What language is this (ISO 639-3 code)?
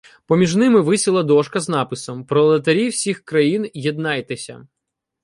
ukr